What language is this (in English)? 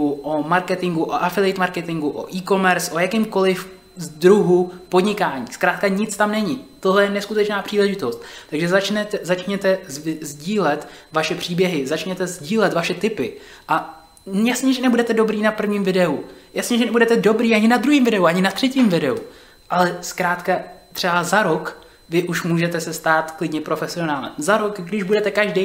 Czech